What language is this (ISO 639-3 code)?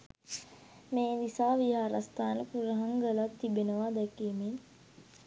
sin